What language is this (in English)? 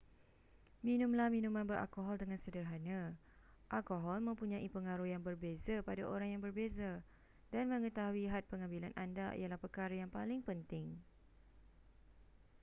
Malay